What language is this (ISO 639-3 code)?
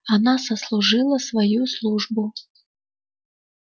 rus